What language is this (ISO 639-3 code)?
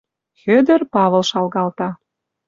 mrj